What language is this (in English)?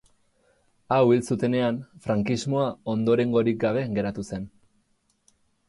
Basque